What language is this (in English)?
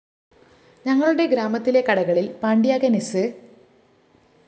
Malayalam